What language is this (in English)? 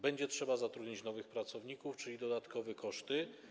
Polish